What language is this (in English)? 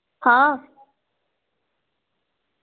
Dogri